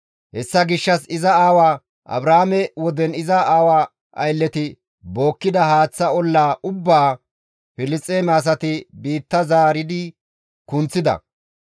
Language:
Gamo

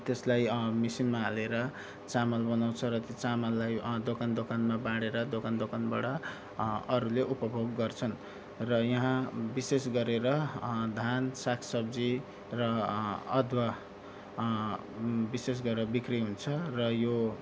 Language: Nepali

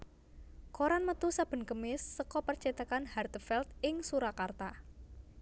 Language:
Javanese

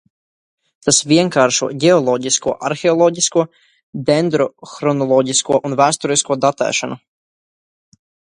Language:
Latvian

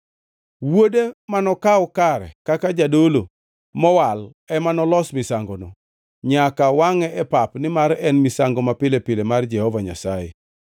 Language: Luo (Kenya and Tanzania)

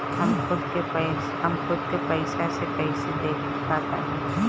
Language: Bhojpuri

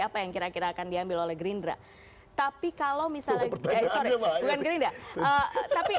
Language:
Indonesian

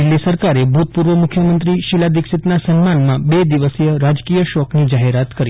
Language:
Gujarati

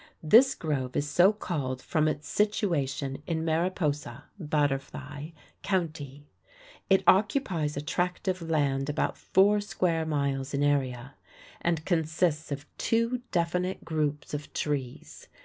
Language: English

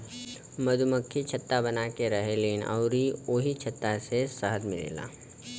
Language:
Bhojpuri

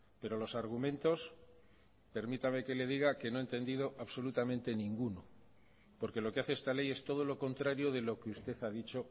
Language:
Spanish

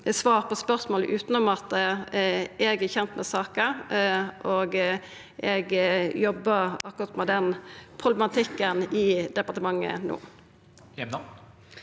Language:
Norwegian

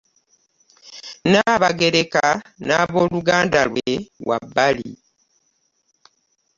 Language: Ganda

